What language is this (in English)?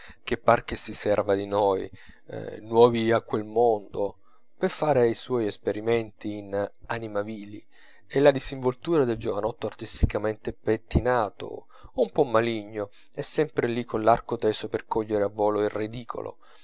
Italian